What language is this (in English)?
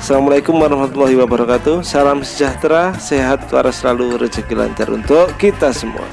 Indonesian